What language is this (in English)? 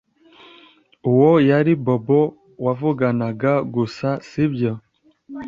Kinyarwanda